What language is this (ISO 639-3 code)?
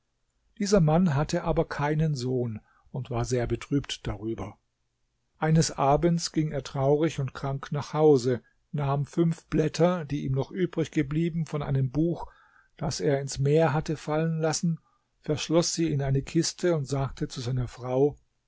deu